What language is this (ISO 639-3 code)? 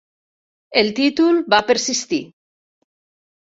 cat